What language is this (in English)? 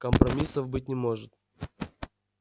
Russian